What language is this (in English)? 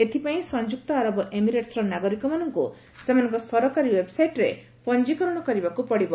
Odia